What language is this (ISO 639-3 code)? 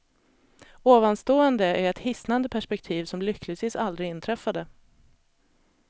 swe